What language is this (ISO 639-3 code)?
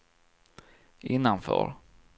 swe